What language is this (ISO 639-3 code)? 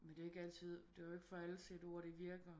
dan